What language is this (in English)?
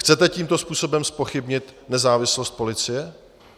Czech